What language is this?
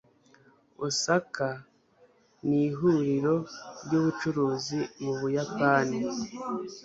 Kinyarwanda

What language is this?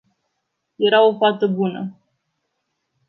Romanian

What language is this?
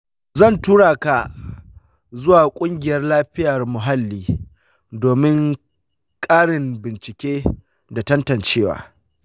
Hausa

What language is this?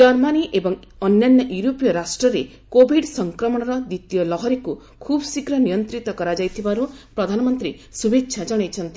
Odia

